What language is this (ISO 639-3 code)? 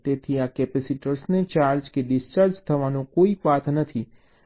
guj